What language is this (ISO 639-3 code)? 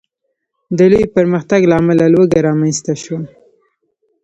pus